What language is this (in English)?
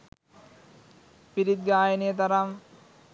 Sinhala